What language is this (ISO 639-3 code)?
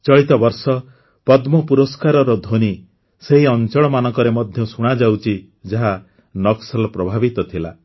ori